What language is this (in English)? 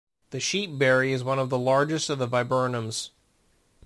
English